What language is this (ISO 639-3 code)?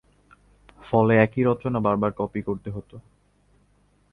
ben